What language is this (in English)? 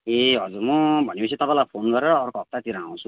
Nepali